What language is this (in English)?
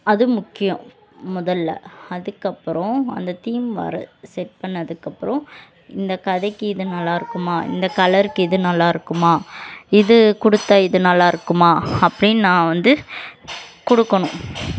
Tamil